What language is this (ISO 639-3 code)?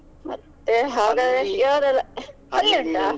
kan